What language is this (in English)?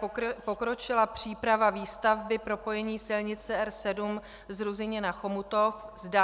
Czech